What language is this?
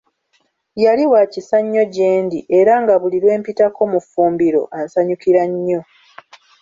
Ganda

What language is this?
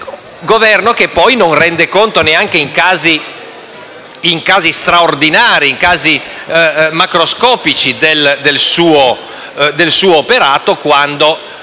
Italian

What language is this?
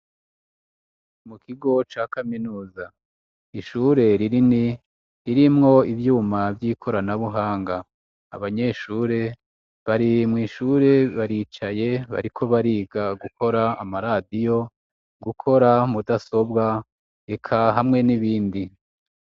Rundi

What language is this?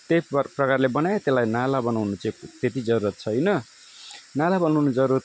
Nepali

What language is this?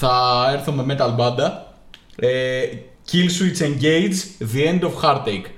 Greek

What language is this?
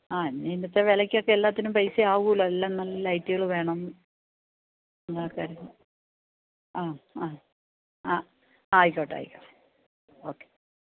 Malayalam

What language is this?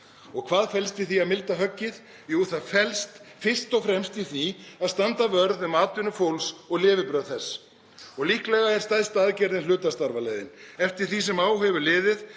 Icelandic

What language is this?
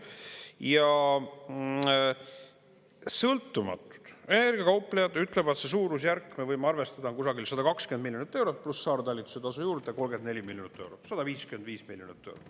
Estonian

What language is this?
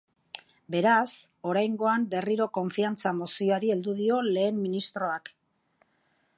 Basque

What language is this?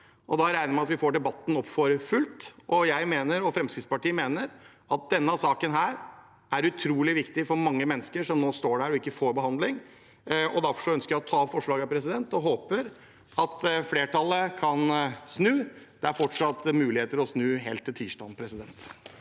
Norwegian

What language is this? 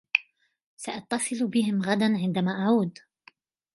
Arabic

